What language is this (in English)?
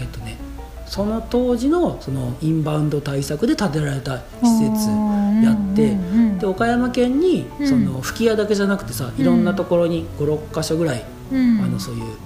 Japanese